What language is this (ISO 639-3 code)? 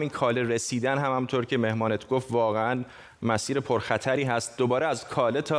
fas